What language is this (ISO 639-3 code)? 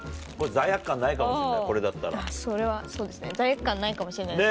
jpn